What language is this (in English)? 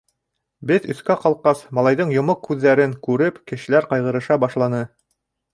Bashkir